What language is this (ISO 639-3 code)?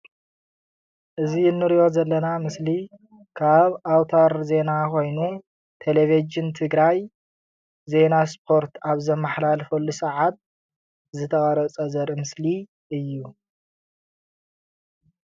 tir